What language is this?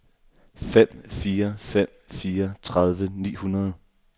Danish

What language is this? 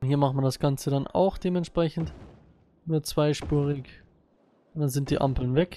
German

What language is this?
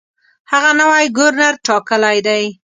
Pashto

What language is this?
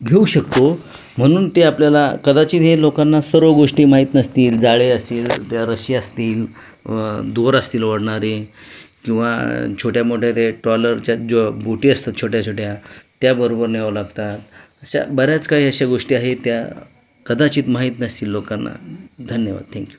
Marathi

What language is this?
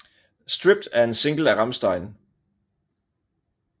Danish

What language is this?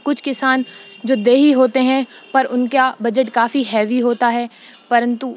Urdu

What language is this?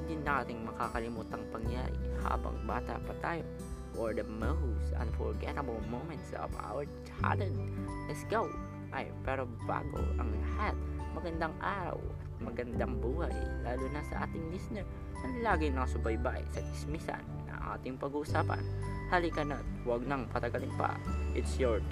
Filipino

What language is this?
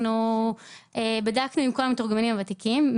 Hebrew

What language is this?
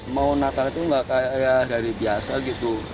Indonesian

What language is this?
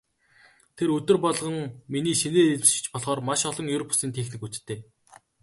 Mongolian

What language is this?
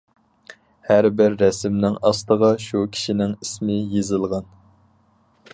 Uyghur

